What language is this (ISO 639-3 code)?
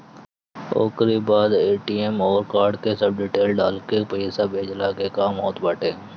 bho